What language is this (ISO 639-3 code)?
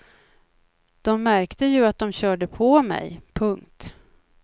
swe